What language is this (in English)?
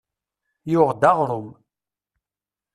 Kabyle